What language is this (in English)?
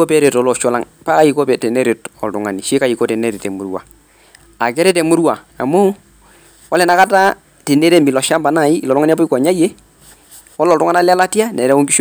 Masai